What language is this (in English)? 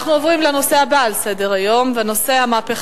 Hebrew